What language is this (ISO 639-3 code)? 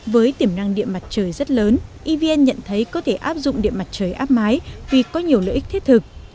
vie